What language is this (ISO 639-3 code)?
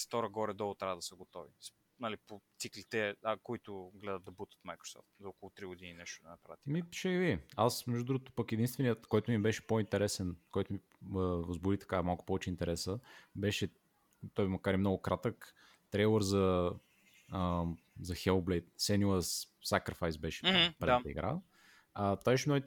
bul